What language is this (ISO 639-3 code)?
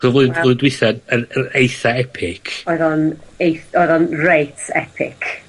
cym